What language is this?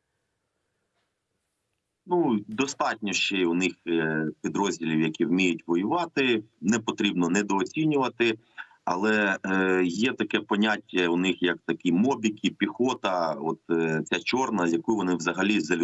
Ukrainian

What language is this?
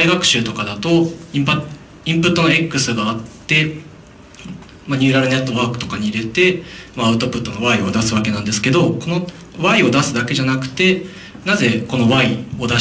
Japanese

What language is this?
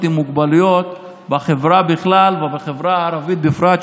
Hebrew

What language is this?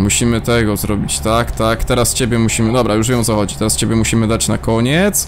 Polish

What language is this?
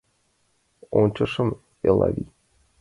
Mari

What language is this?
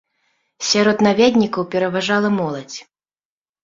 Belarusian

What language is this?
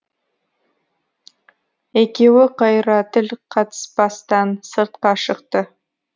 Kazakh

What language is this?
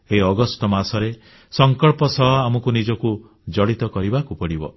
Odia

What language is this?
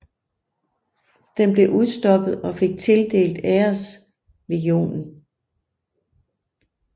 Danish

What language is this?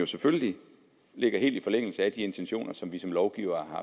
Danish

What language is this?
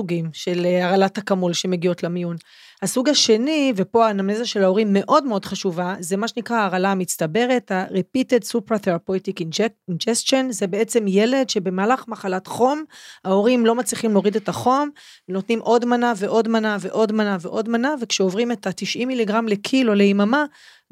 Hebrew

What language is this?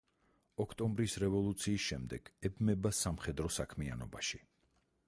Georgian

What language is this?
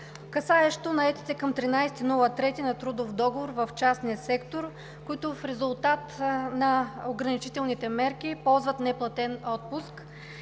Bulgarian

